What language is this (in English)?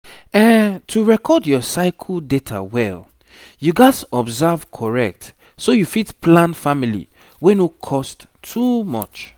Nigerian Pidgin